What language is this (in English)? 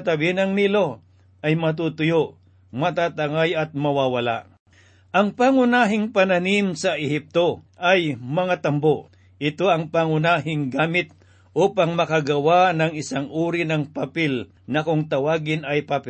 Filipino